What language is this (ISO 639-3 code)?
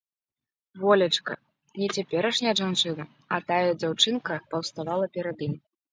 bel